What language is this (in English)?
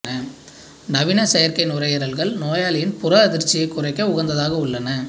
Tamil